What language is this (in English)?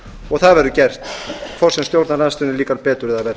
Icelandic